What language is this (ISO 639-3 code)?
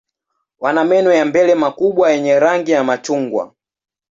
swa